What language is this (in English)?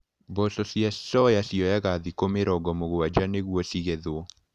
Kikuyu